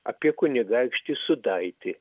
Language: Lithuanian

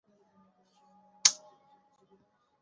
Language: Bangla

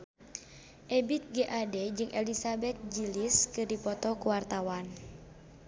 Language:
Sundanese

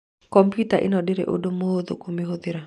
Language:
Kikuyu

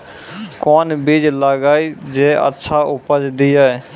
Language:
Maithili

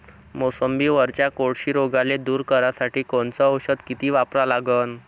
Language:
Marathi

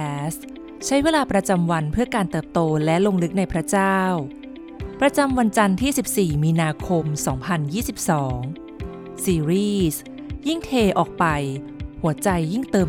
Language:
Thai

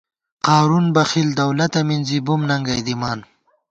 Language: Gawar-Bati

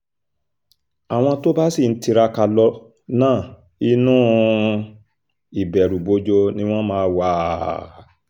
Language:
Yoruba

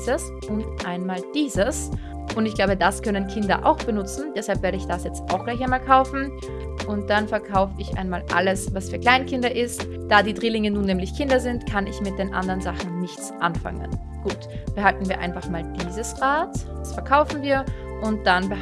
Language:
German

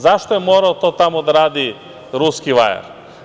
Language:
Serbian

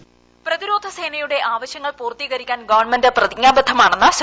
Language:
Malayalam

